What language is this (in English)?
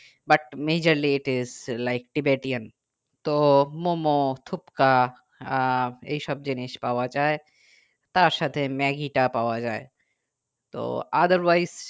Bangla